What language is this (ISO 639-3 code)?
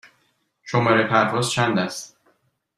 fas